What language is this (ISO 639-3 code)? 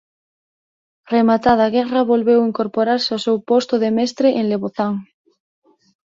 glg